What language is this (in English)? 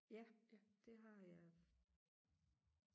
Danish